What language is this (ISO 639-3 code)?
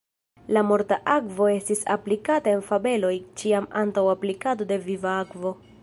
epo